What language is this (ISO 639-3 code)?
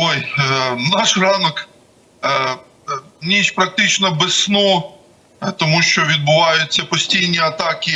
ukr